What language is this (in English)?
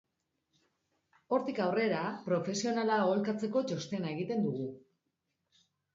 Basque